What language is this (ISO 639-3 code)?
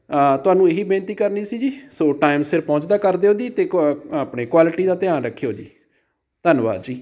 pan